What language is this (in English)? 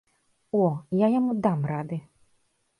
Belarusian